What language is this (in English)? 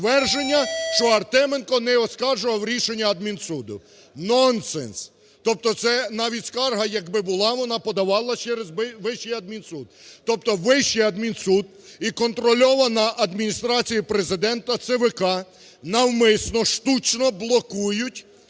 Ukrainian